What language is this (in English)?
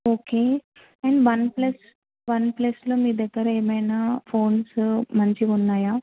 Telugu